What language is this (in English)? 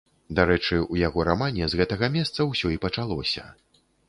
Belarusian